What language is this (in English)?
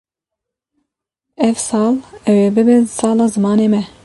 Kurdish